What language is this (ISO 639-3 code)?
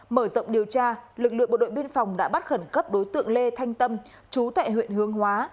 vie